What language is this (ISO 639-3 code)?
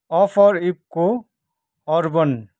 nep